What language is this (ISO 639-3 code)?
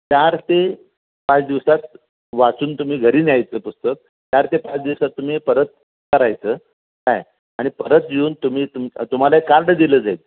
mar